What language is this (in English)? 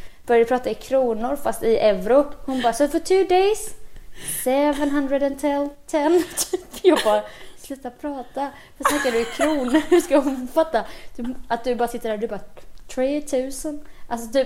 Swedish